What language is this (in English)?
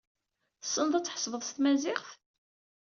Kabyle